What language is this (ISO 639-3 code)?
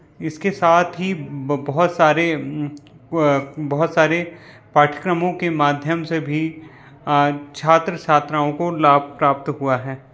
hin